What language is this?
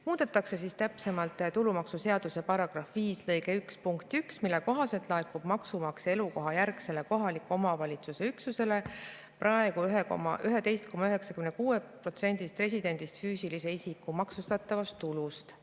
Estonian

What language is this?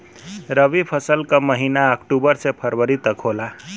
Bhojpuri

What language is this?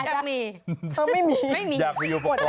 Thai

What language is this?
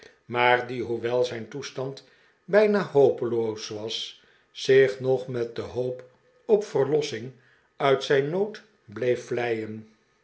Dutch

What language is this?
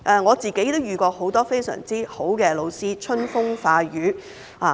Cantonese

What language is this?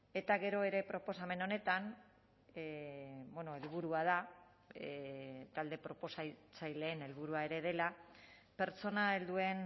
Basque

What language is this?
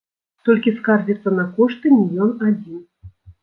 Belarusian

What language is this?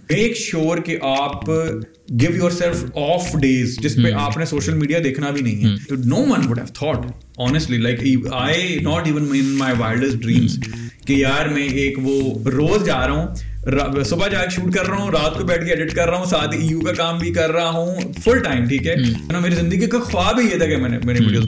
Urdu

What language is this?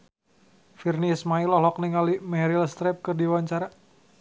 Sundanese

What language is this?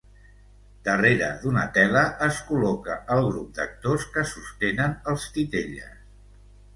Catalan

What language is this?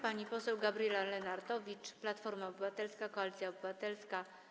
Polish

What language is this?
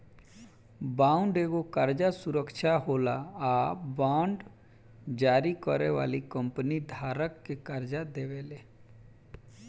Bhojpuri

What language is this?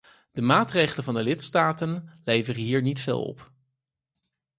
Dutch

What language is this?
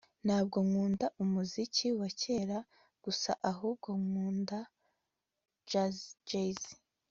Kinyarwanda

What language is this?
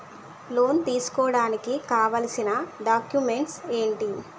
Telugu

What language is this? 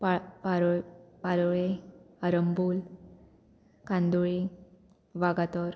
Konkani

